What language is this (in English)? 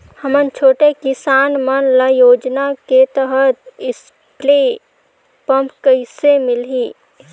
Chhattisgarhi